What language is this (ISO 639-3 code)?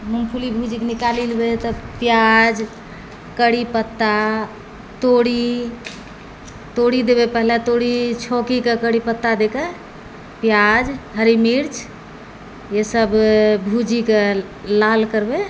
mai